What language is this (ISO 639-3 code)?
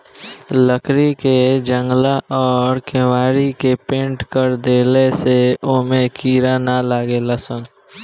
bho